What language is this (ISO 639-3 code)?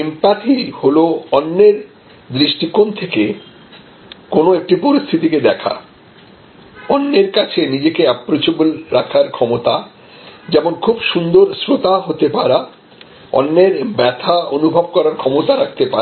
ben